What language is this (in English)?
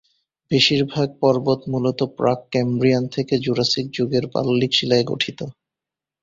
Bangla